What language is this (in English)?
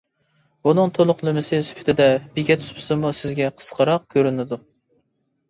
Uyghur